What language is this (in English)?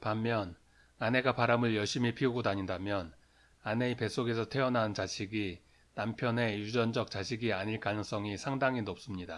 Korean